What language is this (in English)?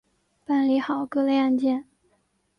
Chinese